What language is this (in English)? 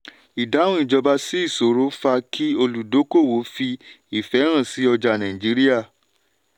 Yoruba